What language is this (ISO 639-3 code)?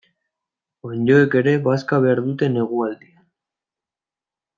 eus